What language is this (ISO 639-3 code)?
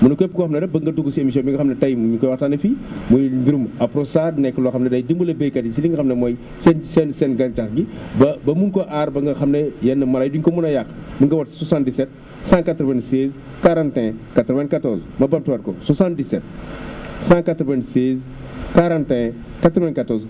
wol